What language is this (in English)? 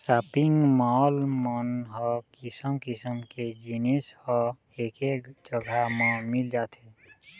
Chhattisgarhi